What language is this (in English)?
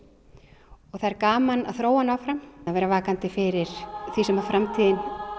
Icelandic